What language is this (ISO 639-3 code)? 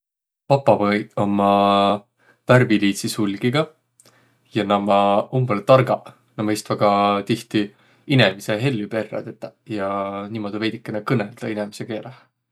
vro